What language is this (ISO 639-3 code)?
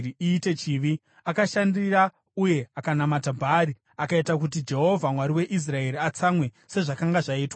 sna